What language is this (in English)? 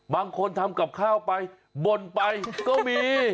Thai